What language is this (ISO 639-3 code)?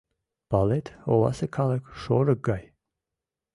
chm